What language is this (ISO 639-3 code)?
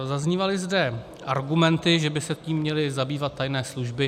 ces